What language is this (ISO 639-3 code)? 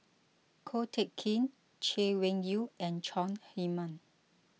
eng